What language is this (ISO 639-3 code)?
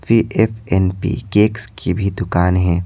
hin